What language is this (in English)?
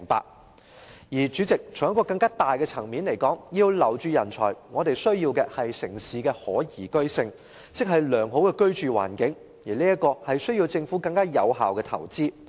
Cantonese